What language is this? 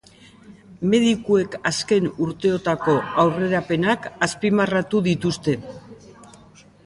Basque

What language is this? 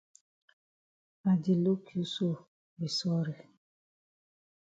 Cameroon Pidgin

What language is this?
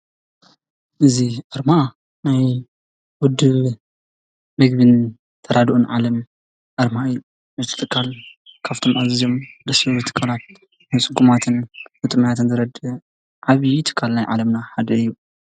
Tigrinya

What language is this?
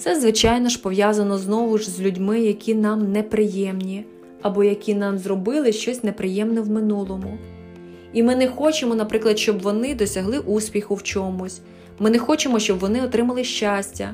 Ukrainian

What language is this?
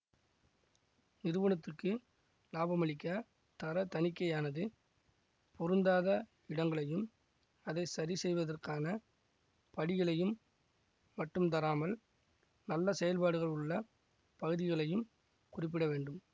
Tamil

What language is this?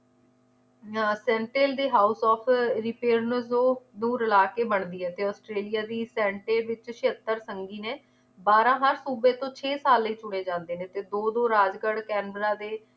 Punjabi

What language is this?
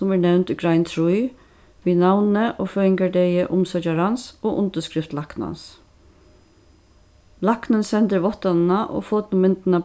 Faroese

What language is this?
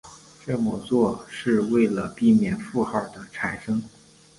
Chinese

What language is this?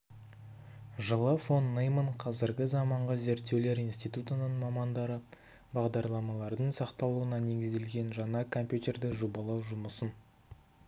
Kazakh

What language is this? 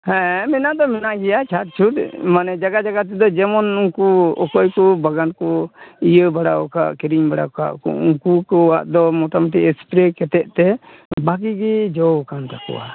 Santali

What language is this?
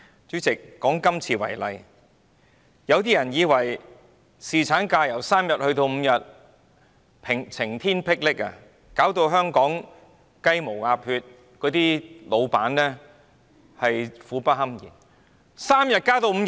Cantonese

